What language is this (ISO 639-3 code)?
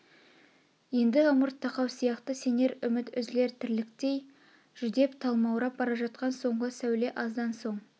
kaz